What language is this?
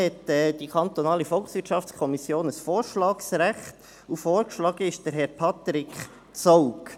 Swiss German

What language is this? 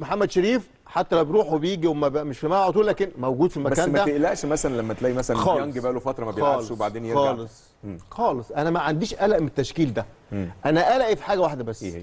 Arabic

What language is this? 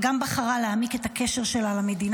Hebrew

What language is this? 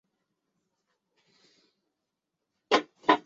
Chinese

